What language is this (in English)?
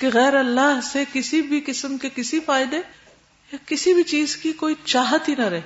Urdu